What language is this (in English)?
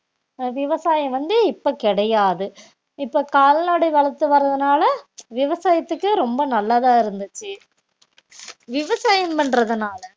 Tamil